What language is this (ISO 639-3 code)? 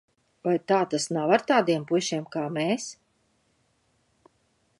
lav